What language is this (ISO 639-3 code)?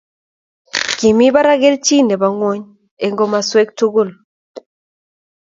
kln